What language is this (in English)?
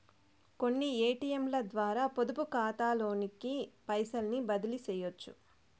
Telugu